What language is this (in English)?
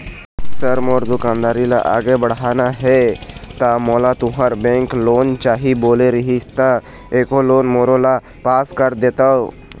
Chhattisgarhi